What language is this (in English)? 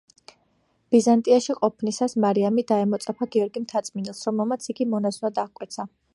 Georgian